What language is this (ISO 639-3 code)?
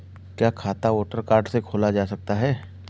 hin